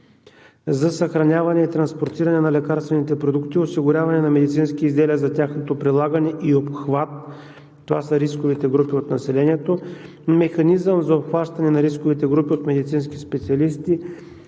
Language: Bulgarian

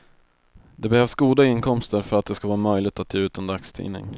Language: Swedish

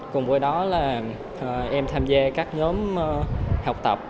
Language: Vietnamese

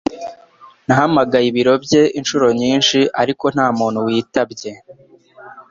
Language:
Kinyarwanda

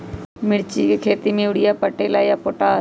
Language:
Magahi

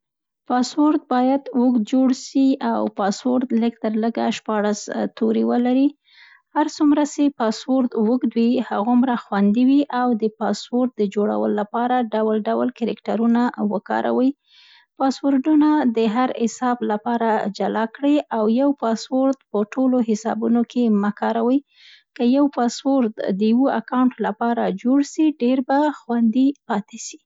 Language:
Central Pashto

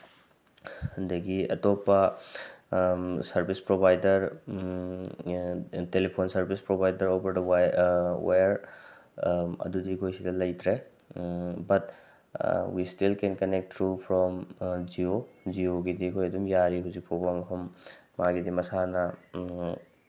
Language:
Manipuri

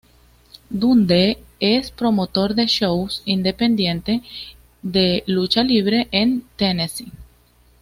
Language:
Spanish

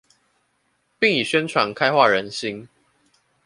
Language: Chinese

